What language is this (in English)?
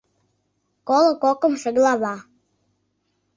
Mari